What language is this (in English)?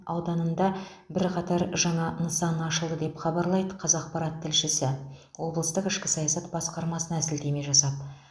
Kazakh